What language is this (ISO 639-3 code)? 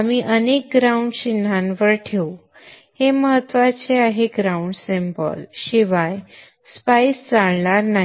mar